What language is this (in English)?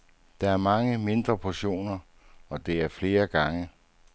Danish